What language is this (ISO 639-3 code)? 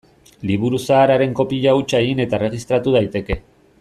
eus